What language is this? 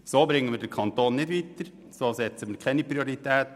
Swiss German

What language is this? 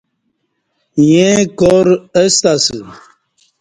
Kati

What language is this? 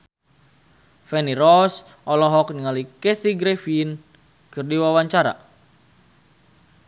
Sundanese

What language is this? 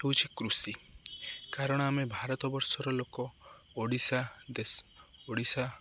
Odia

